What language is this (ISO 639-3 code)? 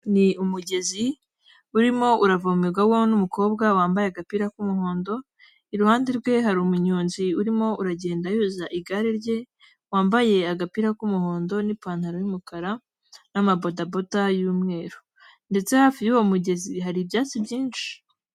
kin